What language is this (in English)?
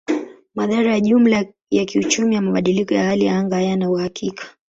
Swahili